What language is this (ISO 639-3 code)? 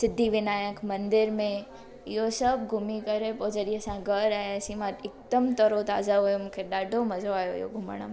snd